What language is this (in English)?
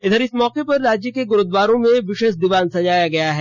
Hindi